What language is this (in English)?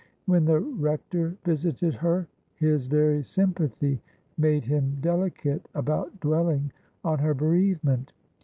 English